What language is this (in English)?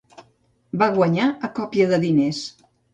Catalan